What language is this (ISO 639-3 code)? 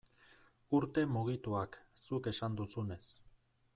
eus